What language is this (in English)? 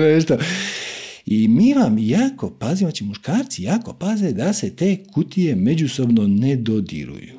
Croatian